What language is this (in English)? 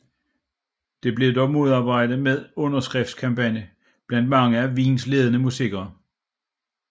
Danish